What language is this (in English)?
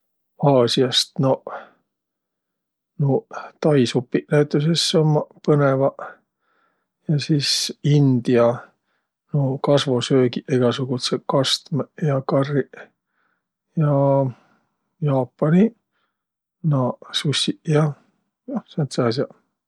Võro